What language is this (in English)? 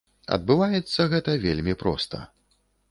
Belarusian